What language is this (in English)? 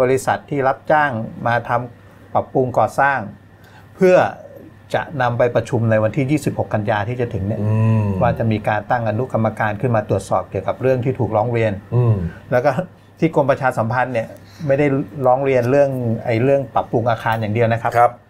Thai